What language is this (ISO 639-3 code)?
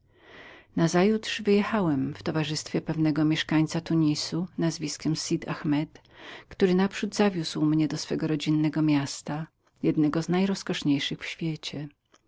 pol